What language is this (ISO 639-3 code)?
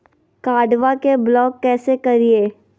mag